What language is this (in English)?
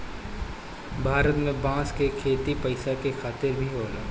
Bhojpuri